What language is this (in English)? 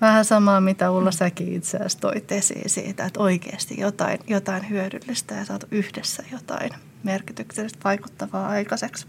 Finnish